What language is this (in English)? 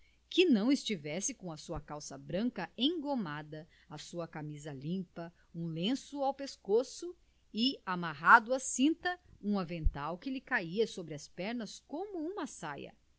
Portuguese